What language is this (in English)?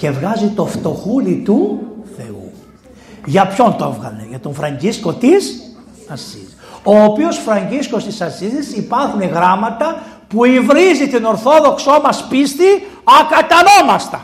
Greek